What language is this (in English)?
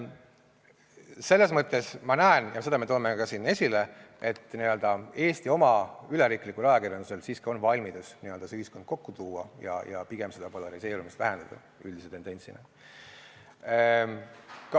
Estonian